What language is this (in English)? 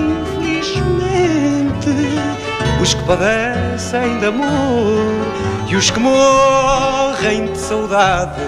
Portuguese